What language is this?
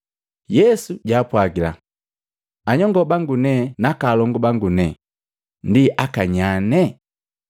Matengo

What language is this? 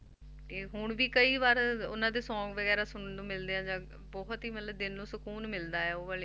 Punjabi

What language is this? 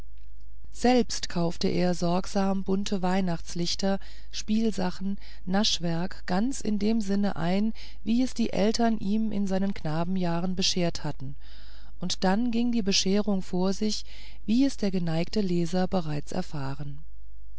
German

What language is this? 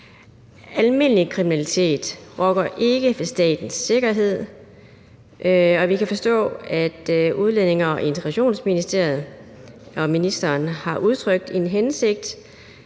Danish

